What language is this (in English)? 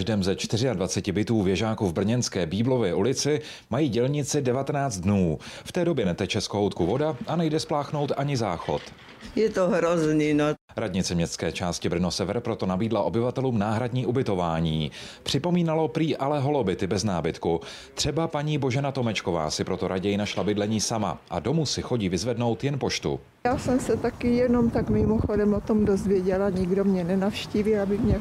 Czech